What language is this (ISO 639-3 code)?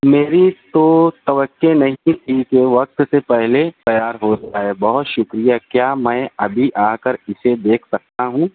urd